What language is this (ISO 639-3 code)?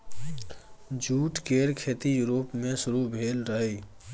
mai